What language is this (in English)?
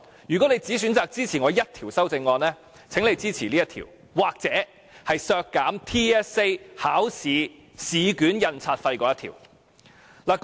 Cantonese